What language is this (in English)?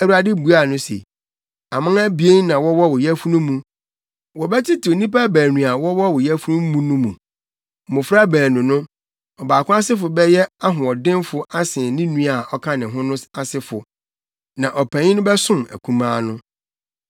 Akan